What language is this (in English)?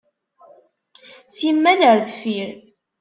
Kabyle